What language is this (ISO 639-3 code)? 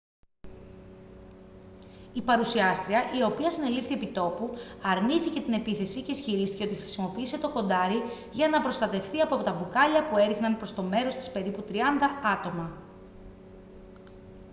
ell